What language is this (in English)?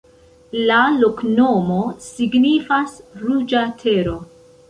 Esperanto